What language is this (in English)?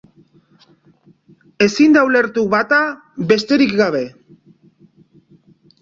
Basque